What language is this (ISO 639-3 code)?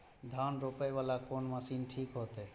mai